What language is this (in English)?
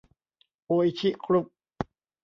Thai